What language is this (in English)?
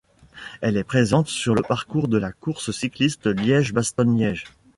French